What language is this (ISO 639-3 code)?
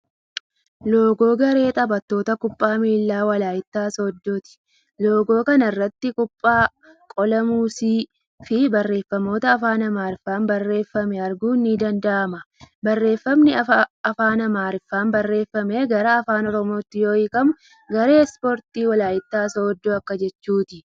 orm